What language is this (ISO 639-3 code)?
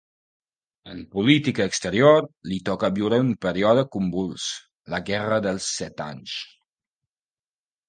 cat